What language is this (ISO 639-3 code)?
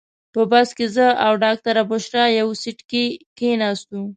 pus